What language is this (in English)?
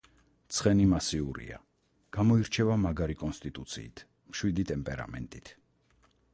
Georgian